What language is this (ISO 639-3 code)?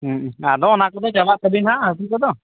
sat